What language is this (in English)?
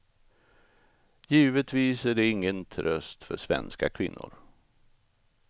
Swedish